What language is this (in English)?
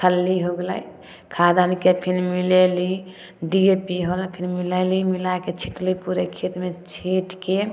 Maithili